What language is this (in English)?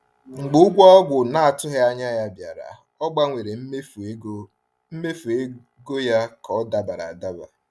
Igbo